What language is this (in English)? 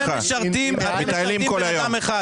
Hebrew